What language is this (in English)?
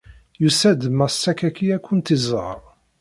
Kabyle